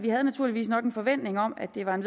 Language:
Danish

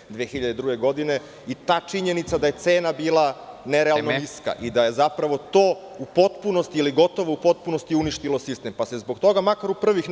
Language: Serbian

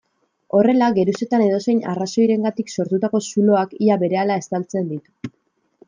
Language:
Basque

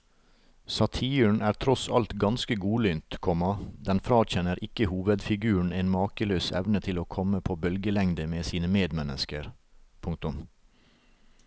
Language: Norwegian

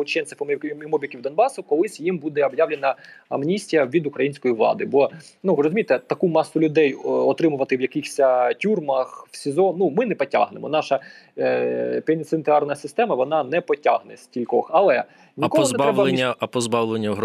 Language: Ukrainian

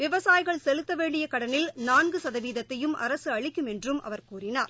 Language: Tamil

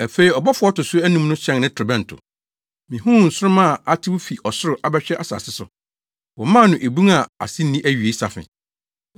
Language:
Akan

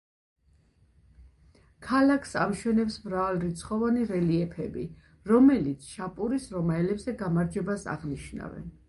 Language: Georgian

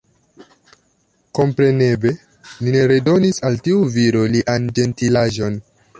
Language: Esperanto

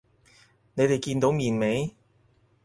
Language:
Cantonese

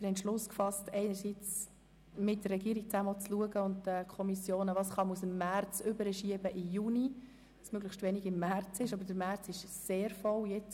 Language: Swiss German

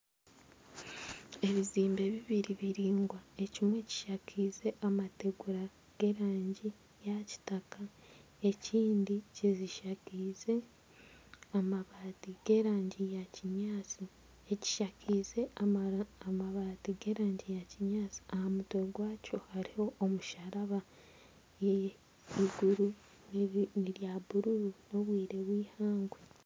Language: Nyankole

